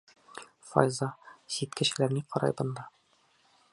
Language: Bashkir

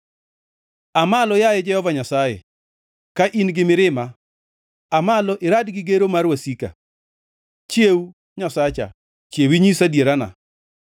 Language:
Luo (Kenya and Tanzania)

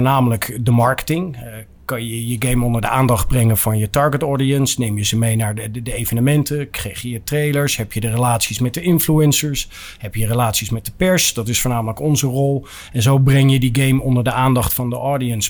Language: Dutch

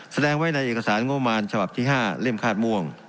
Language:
Thai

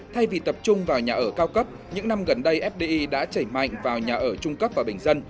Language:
Vietnamese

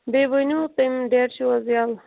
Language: Kashmiri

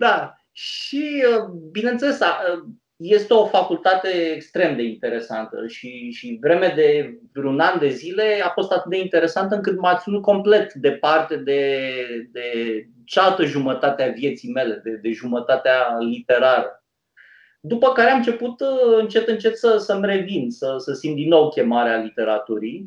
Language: Romanian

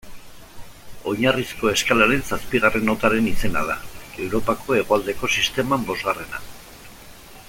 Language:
Basque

